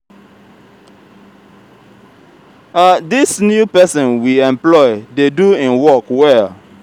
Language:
Nigerian Pidgin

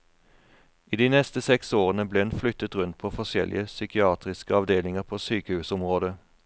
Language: Norwegian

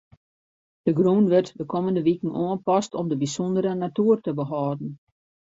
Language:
Western Frisian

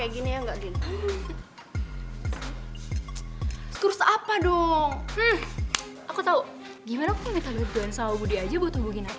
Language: Indonesian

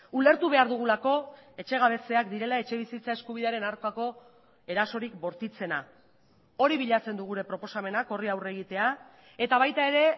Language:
Basque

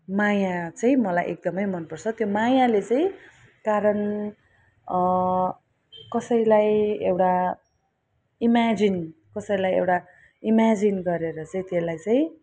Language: Nepali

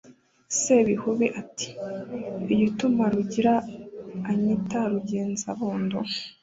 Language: Kinyarwanda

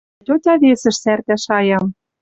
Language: Western Mari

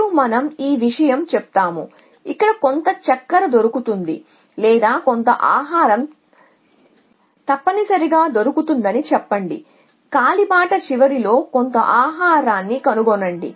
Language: Telugu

